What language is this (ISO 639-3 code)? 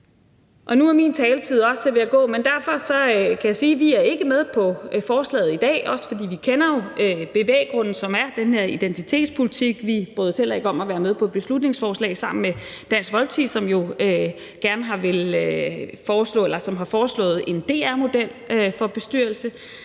dan